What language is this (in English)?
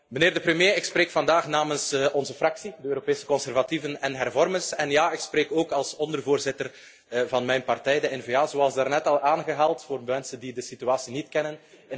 Dutch